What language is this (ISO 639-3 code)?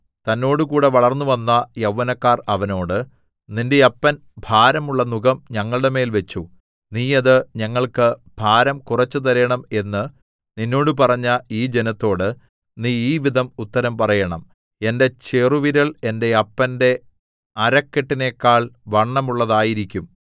mal